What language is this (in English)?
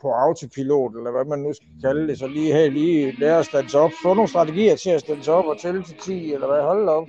Danish